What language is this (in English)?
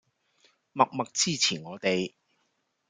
Cantonese